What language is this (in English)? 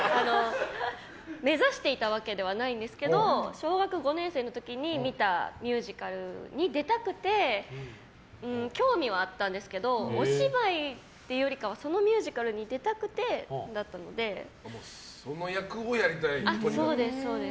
Japanese